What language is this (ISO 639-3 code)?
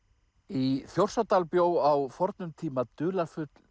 isl